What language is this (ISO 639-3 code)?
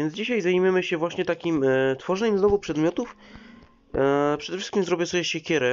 pol